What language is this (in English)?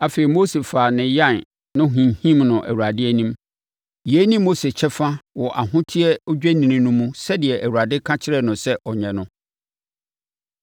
Akan